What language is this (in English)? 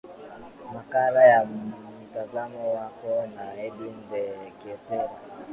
Swahili